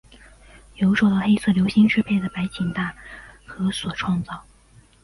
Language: Chinese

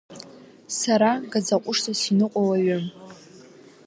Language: Abkhazian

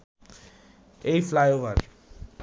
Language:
Bangla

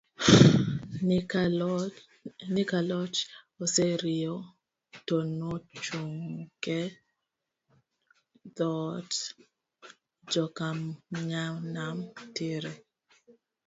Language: Luo (Kenya and Tanzania)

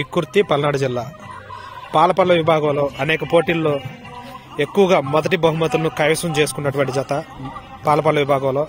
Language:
Telugu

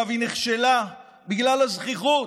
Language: Hebrew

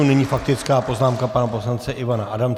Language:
Czech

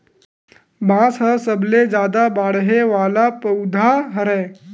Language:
Chhattisgarhi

